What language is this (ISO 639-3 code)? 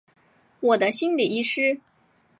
zho